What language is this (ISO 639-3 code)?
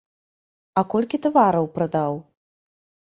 bel